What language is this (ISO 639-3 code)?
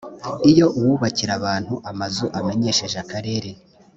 kin